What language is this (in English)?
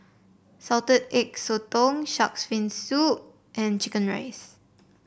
English